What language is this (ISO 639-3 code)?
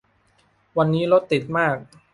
tha